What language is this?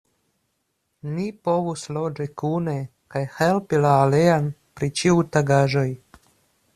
Esperanto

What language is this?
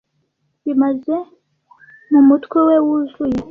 Kinyarwanda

